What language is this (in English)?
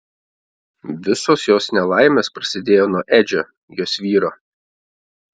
Lithuanian